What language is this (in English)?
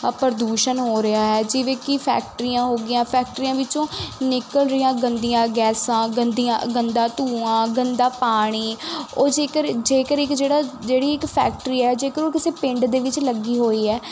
Punjabi